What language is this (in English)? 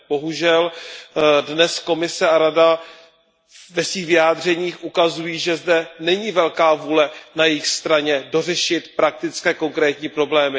Czech